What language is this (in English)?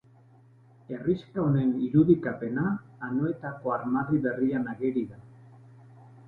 Basque